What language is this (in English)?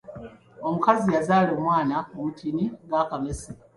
Ganda